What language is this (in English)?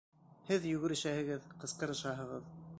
Bashkir